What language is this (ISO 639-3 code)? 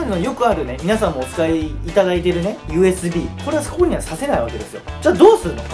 jpn